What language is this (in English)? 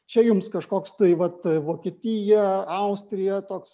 Lithuanian